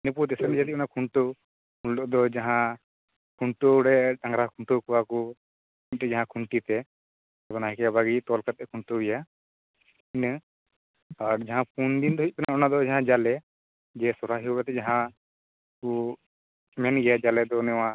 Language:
Santali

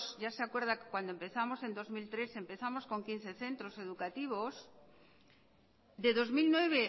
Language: Spanish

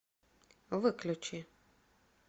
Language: Russian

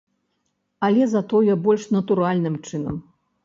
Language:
Belarusian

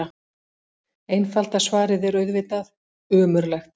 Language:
Icelandic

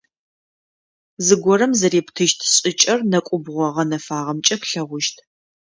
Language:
Adyghe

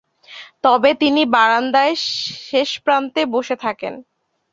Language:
Bangla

